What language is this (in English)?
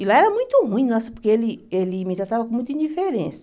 Portuguese